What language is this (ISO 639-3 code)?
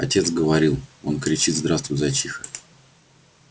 rus